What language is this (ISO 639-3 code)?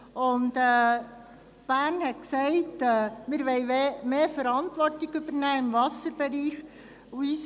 gsw